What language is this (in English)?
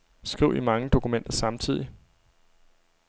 Danish